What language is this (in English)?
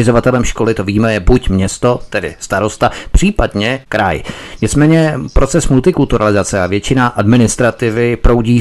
Czech